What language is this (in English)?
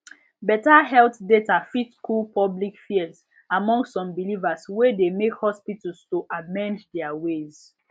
Nigerian Pidgin